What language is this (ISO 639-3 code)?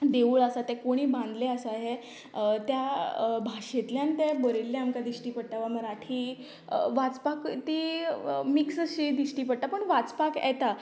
kok